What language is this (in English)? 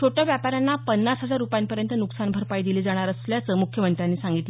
Marathi